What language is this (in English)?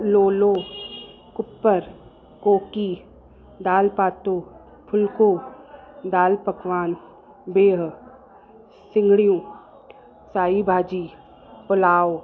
Sindhi